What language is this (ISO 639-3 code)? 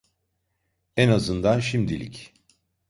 tur